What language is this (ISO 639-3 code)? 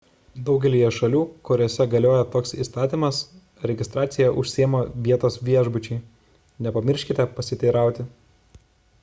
lit